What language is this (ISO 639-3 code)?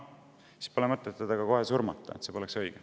est